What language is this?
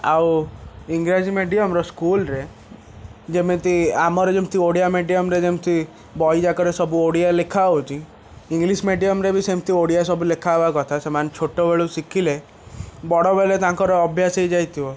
Odia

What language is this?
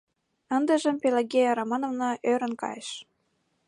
Mari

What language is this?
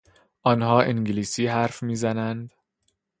Persian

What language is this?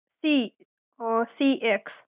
Gujarati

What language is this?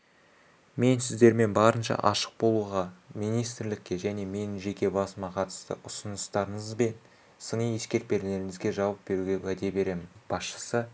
Kazakh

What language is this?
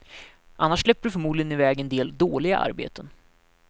Swedish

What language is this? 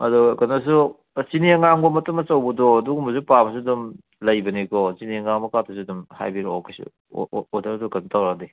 Manipuri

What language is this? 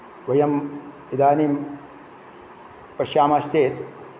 Sanskrit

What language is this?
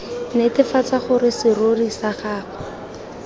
Tswana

